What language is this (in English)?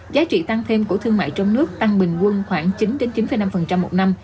Vietnamese